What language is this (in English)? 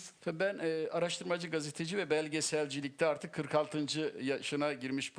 Turkish